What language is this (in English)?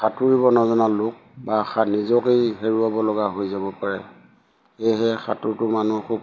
Assamese